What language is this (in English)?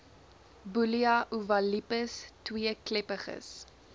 Afrikaans